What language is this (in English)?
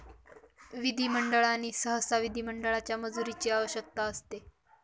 Marathi